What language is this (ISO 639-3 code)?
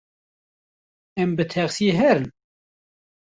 kur